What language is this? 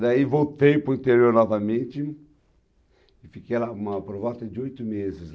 Portuguese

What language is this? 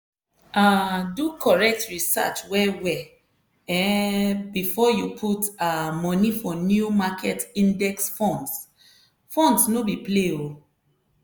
Nigerian Pidgin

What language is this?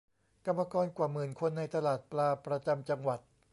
Thai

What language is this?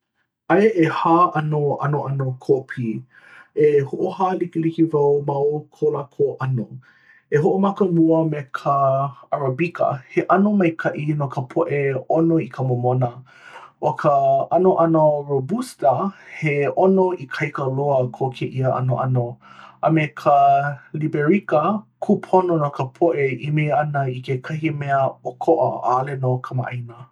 Hawaiian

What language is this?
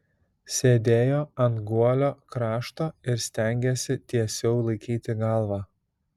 Lithuanian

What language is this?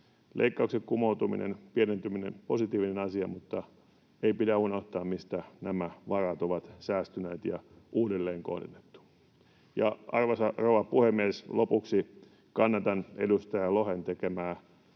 Finnish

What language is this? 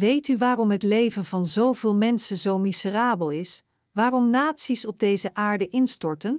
Dutch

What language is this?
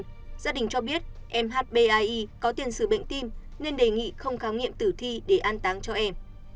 Vietnamese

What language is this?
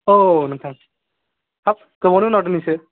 Bodo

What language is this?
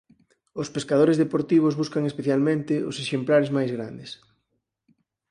Galician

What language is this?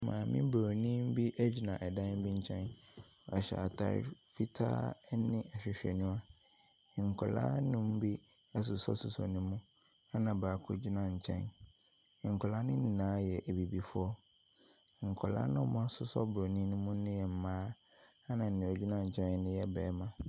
Akan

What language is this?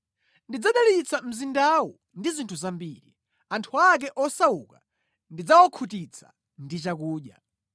Nyanja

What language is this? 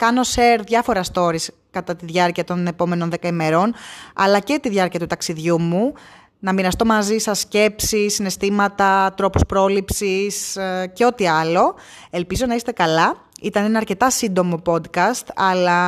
Greek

